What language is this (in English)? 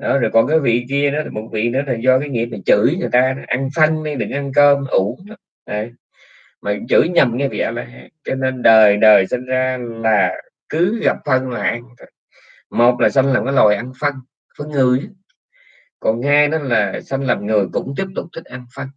Vietnamese